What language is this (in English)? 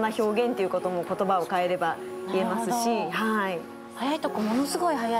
Japanese